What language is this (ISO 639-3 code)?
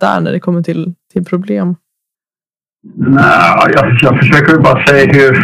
swe